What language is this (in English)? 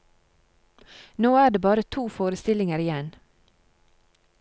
Norwegian